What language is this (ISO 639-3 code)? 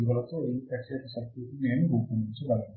tel